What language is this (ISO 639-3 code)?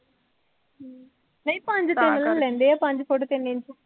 pan